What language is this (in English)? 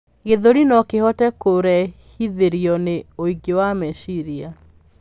Kikuyu